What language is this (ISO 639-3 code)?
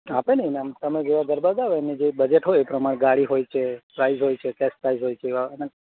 guj